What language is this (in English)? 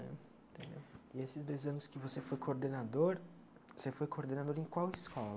Portuguese